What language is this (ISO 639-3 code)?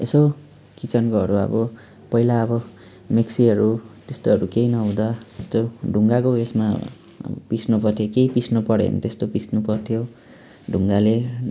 nep